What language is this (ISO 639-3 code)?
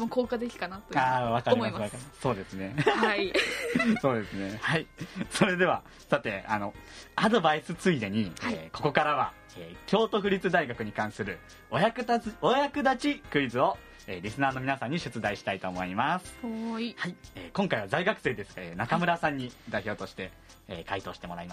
jpn